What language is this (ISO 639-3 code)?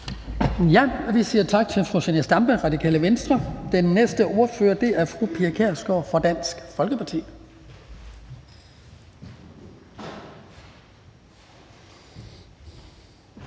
dan